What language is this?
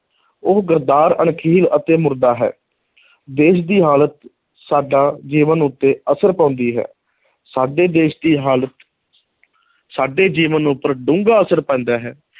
Punjabi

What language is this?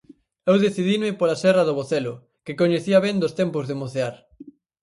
Galician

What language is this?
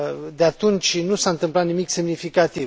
Romanian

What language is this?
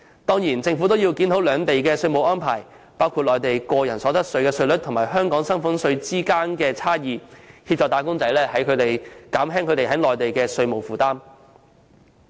Cantonese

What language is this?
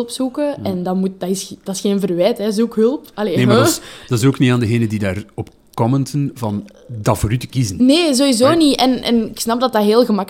Dutch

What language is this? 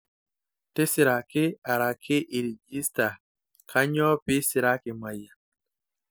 Masai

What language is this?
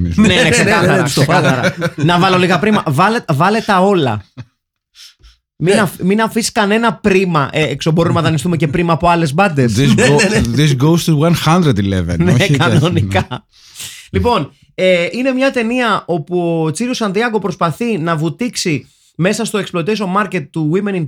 Greek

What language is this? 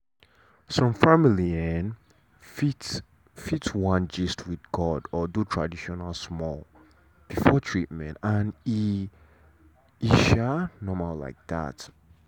Nigerian Pidgin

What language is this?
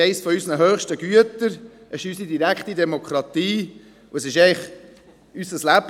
Swiss German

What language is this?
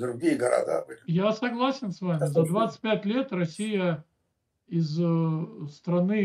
Russian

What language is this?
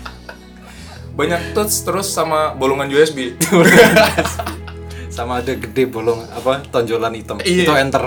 Indonesian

